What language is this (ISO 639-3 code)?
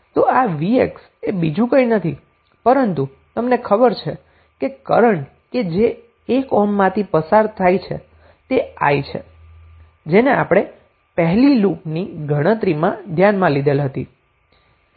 guj